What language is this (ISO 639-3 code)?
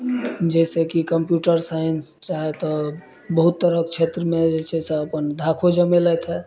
mai